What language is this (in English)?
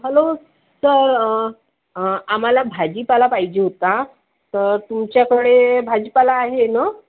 Marathi